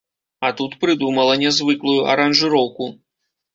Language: Belarusian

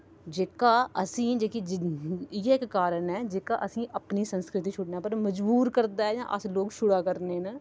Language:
Dogri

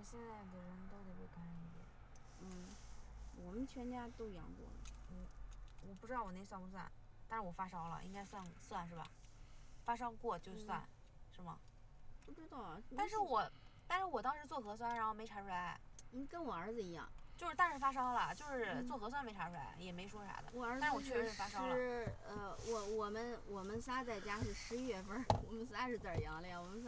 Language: Chinese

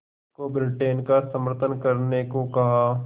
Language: Hindi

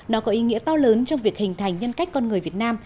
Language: Vietnamese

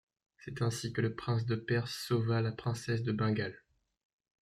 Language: French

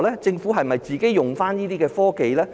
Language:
Cantonese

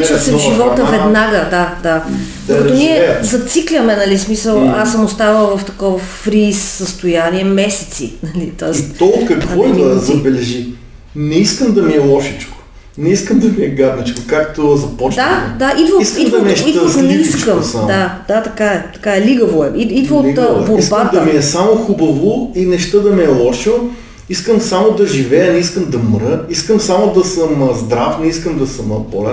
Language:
Bulgarian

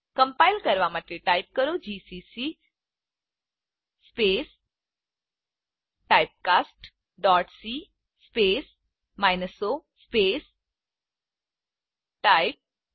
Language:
Gujarati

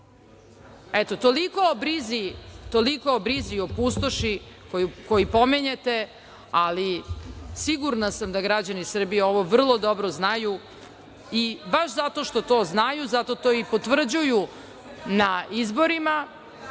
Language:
Serbian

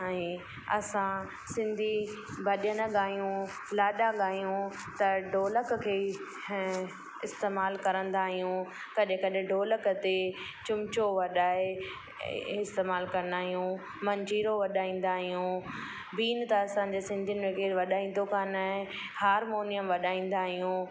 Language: Sindhi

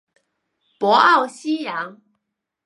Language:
Chinese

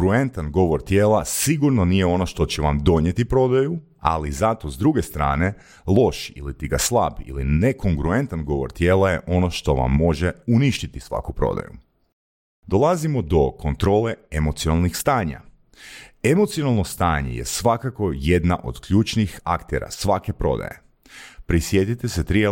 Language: Croatian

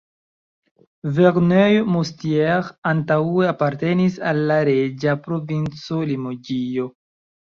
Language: Esperanto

